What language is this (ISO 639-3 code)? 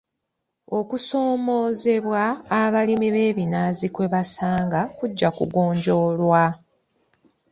lug